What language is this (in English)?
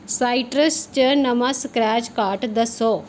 Dogri